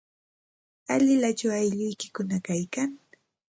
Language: Santa Ana de Tusi Pasco Quechua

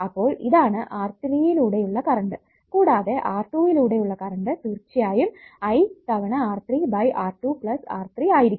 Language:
Malayalam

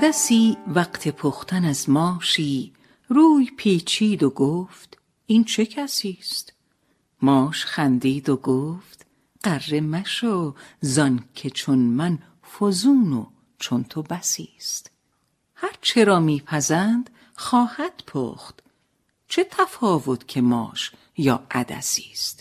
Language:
Persian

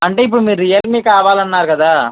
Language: Telugu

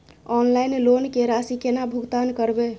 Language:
Maithili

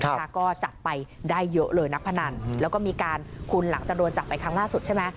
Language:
Thai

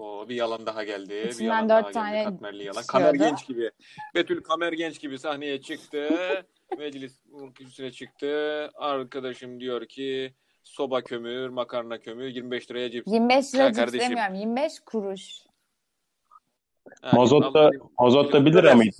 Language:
Turkish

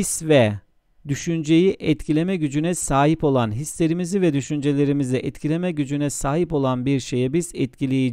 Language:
Turkish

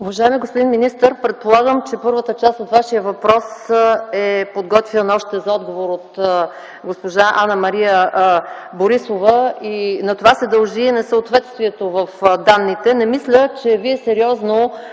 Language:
Bulgarian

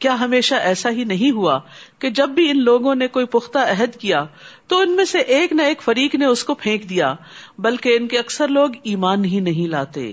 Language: Urdu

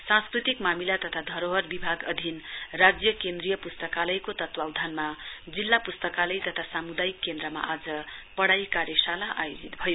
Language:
Nepali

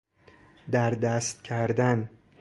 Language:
Persian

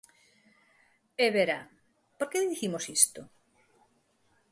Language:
Galician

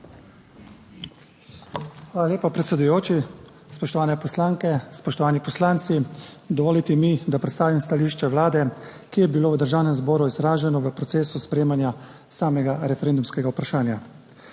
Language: Slovenian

